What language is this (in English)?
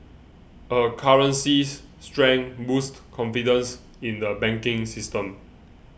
English